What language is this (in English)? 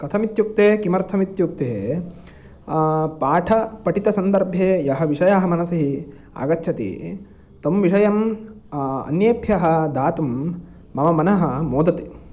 Sanskrit